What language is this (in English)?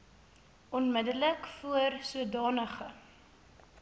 Afrikaans